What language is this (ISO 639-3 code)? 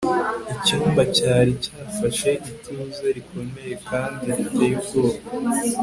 kin